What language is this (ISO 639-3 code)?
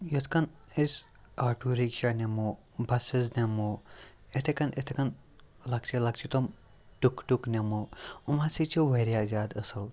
kas